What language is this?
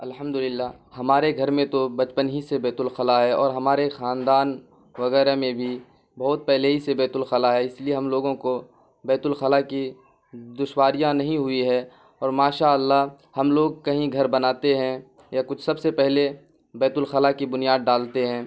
Urdu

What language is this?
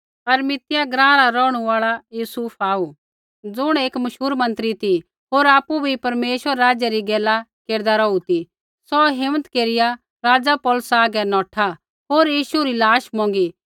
Kullu Pahari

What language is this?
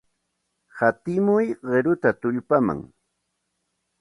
Santa Ana de Tusi Pasco Quechua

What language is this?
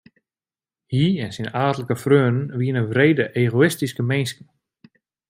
Western Frisian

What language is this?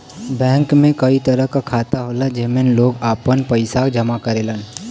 Bhojpuri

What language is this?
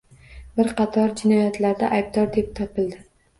Uzbek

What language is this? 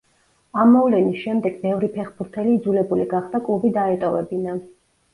Georgian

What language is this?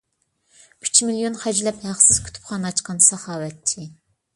Uyghur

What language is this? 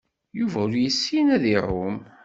Kabyle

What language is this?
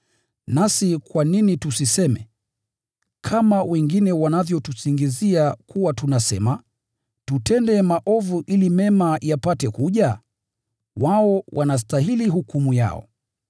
Swahili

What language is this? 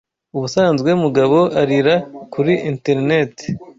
Kinyarwanda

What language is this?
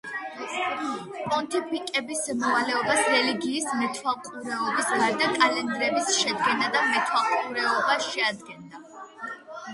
Georgian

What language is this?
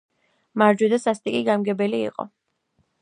Georgian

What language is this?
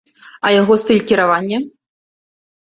Belarusian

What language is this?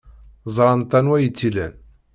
Kabyle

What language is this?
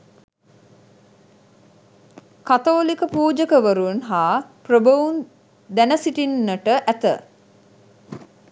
Sinhala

